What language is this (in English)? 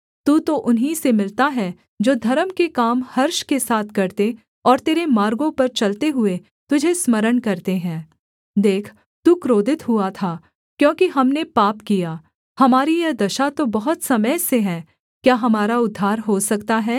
Hindi